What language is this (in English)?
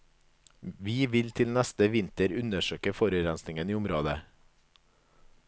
Norwegian